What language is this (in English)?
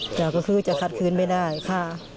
Thai